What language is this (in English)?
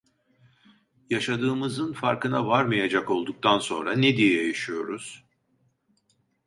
Turkish